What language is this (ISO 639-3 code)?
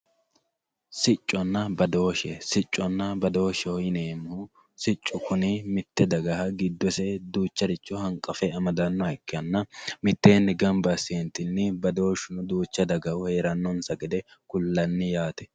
sid